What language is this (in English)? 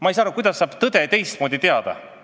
Estonian